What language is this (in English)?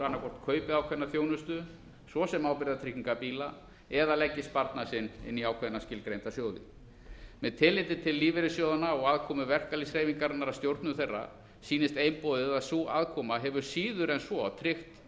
Icelandic